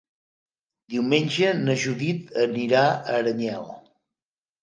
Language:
Catalan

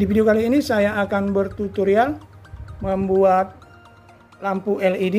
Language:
Indonesian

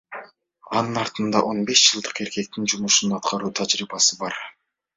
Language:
Kyrgyz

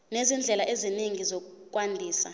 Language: Zulu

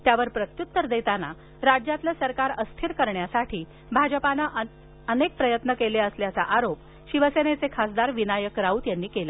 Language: Marathi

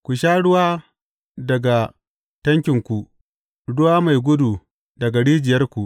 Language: Hausa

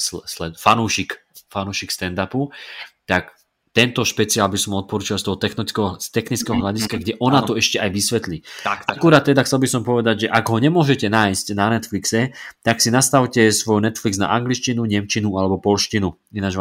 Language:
Slovak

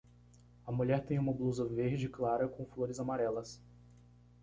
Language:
Portuguese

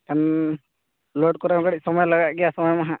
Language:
Santali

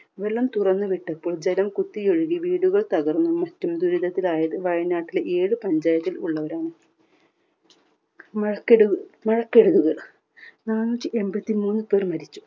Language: Malayalam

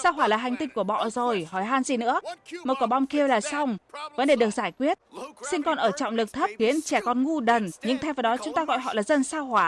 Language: Vietnamese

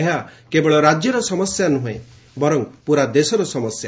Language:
Odia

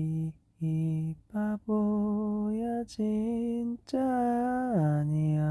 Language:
Korean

